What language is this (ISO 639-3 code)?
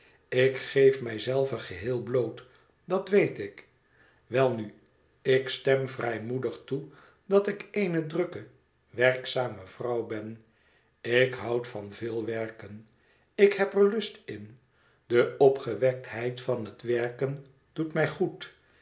nld